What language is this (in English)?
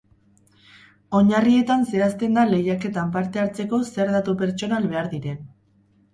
Basque